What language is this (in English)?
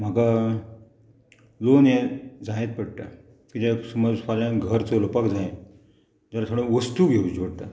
Konkani